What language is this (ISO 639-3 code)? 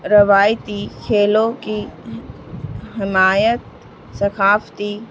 urd